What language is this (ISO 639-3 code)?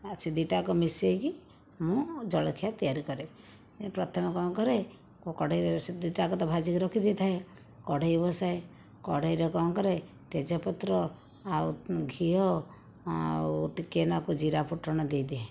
ori